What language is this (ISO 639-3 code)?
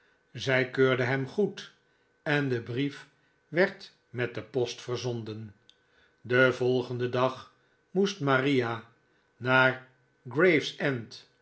nld